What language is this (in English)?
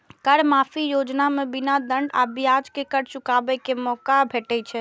Maithili